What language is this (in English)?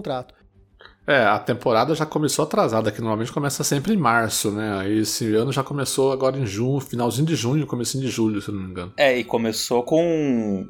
Portuguese